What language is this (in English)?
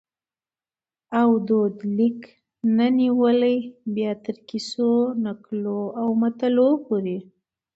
Pashto